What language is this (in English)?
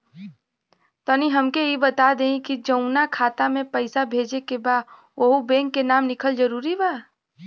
Bhojpuri